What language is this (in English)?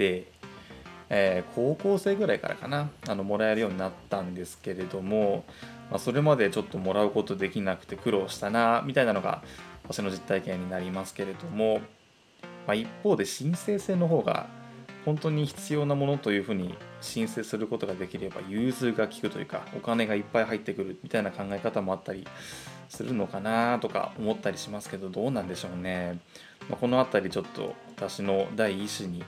Japanese